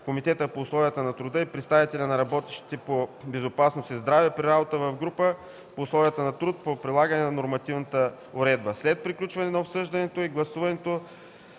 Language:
Bulgarian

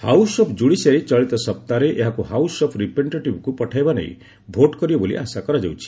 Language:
Odia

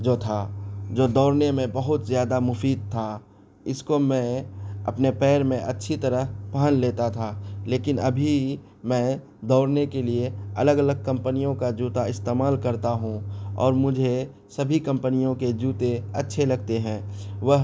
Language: Urdu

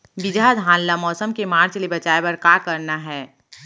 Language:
Chhattisgarhi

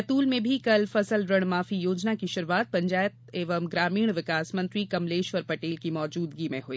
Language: Hindi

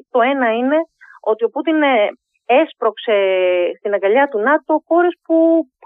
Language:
Greek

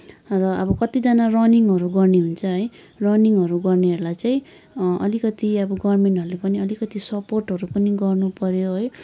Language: Nepali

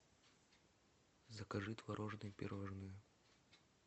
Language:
Russian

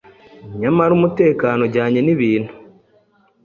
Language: Kinyarwanda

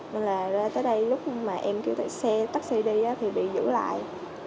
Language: Vietnamese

